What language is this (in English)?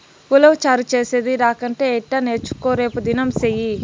Telugu